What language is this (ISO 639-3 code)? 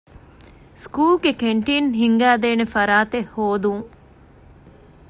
div